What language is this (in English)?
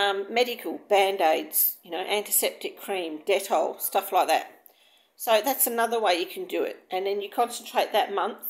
English